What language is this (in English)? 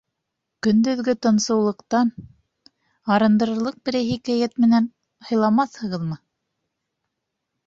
Bashkir